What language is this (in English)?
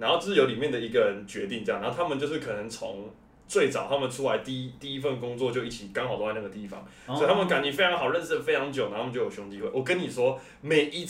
Chinese